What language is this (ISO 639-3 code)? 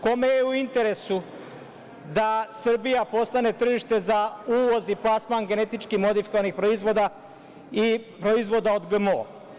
srp